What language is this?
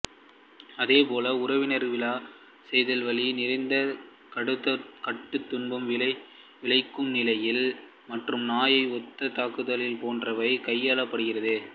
Tamil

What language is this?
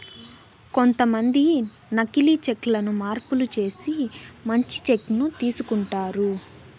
Telugu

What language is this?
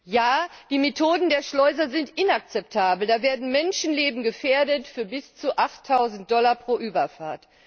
German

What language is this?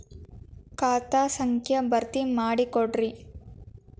Kannada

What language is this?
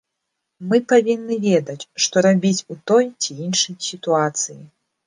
Belarusian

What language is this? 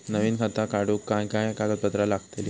Marathi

